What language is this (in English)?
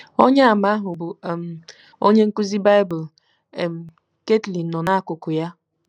Igbo